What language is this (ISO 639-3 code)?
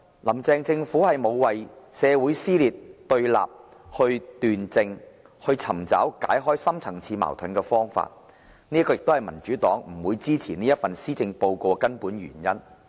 yue